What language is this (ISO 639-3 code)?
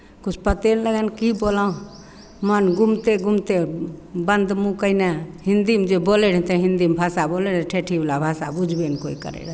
mai